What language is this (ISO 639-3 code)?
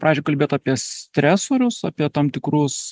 lit